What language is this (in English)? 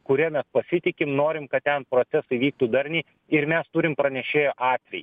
Lithuanian